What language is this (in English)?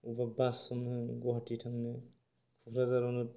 Bodo